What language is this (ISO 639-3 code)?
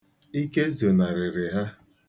ibo